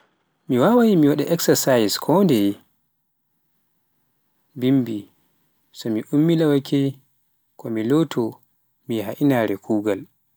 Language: Pular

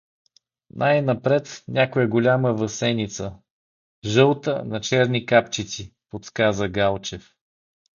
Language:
Bulgarian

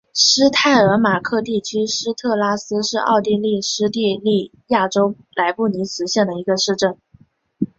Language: Chinese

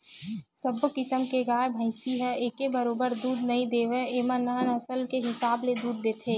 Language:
Chhattisgarhi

